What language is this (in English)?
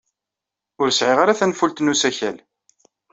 Kabyle